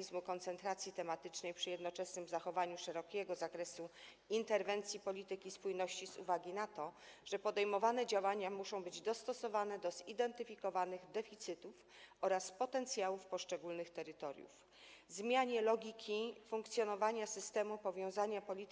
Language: Polish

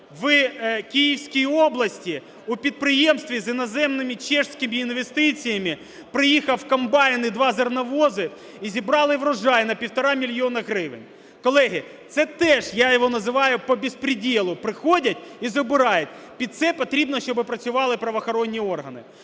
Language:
Ukrainian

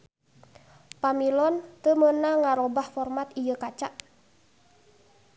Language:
Sundanese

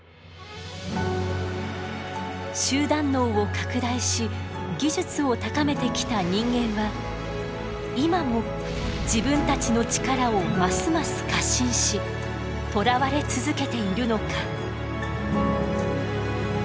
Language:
Japanese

